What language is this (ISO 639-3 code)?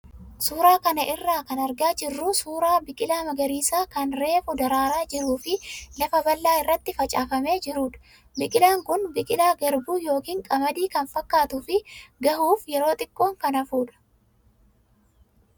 orm